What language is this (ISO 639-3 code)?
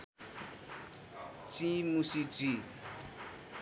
nep